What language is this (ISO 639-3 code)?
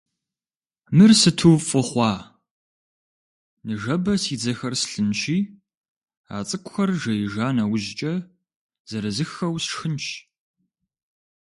kbd